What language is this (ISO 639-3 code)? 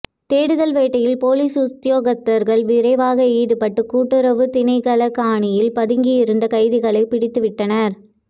tam